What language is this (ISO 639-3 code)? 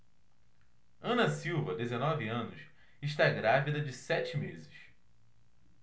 por